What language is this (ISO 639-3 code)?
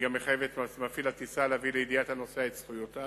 heb